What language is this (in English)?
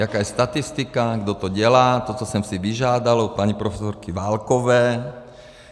Czech